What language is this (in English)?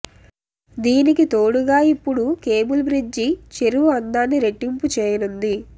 Telugu